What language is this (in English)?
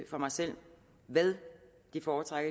Danish